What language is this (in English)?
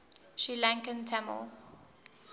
English